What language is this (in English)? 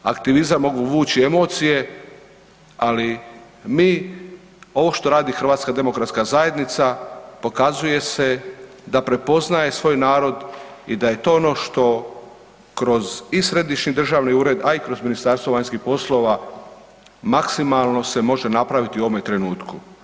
Croatian